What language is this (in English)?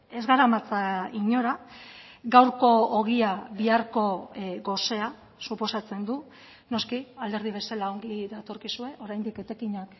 Basque